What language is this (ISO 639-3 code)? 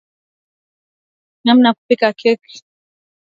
swa